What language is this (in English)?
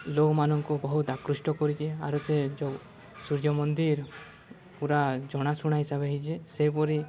Odia